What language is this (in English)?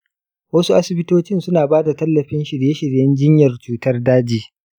Hausa